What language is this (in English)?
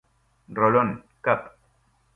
Spanish